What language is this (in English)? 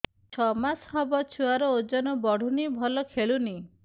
Odia